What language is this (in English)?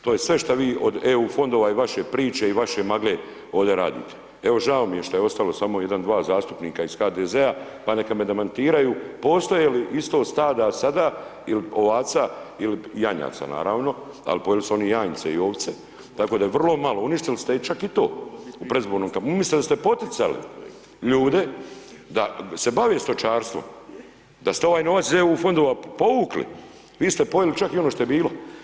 Croatian